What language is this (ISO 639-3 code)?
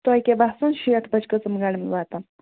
kas